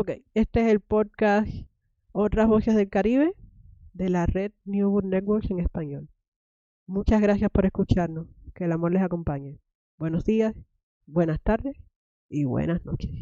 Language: Spanish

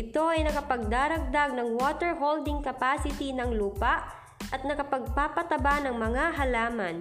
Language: Filipino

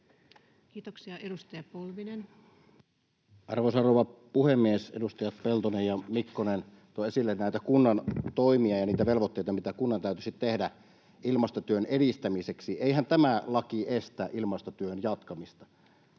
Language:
Finnish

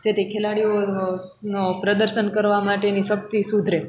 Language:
Gujarati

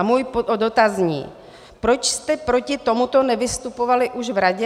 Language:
Czech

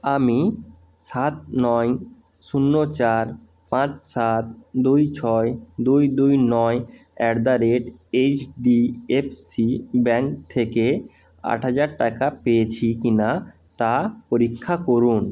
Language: Bangla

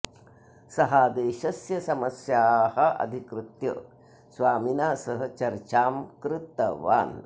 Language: Sanskrit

